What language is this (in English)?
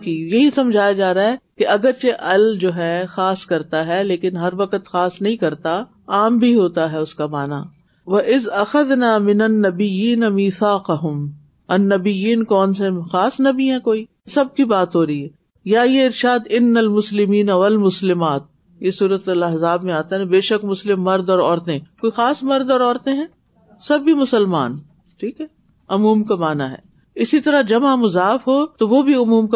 Urdu